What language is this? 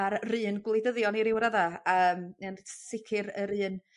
Welsh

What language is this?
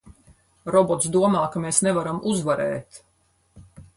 Latvian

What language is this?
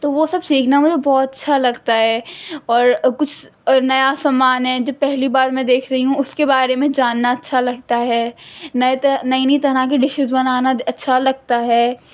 Urdu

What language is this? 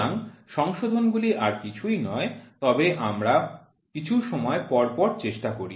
Bangla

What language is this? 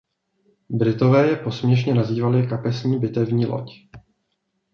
Czech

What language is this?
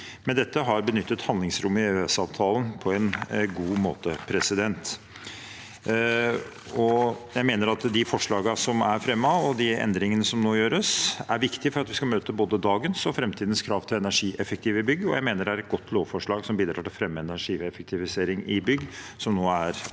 Norwegian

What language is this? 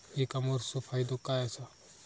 Marathi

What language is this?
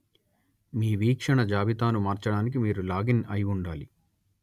Telugu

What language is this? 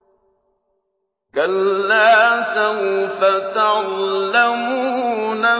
Arabic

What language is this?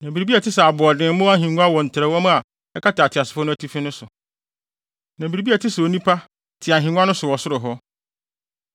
Akan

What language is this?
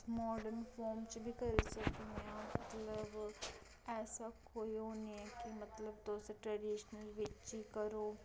Dogri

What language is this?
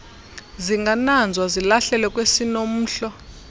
Xhosa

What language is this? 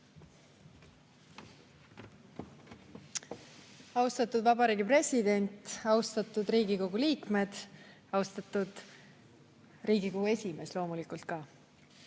Estonian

